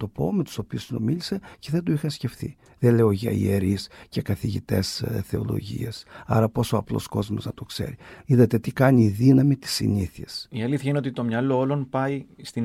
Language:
Greek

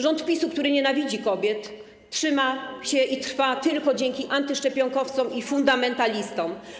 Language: Polish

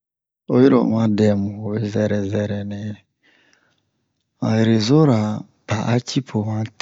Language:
Bomu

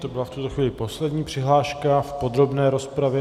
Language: Czech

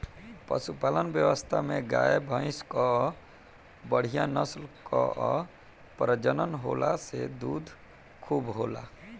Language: Bhojpuri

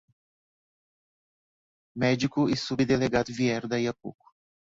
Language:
Portuguese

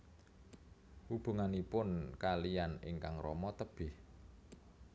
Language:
Javanese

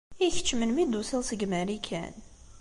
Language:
Kabyle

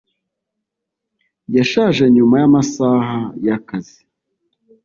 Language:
Kinyarwanda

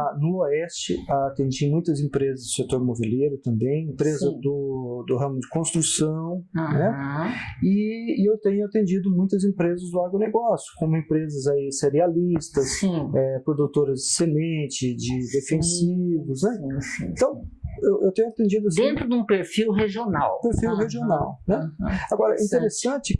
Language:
Portuguese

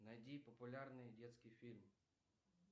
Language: Russian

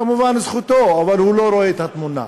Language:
Hebrew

